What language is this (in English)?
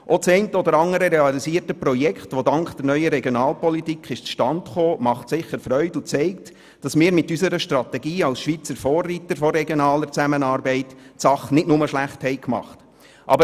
Swiss German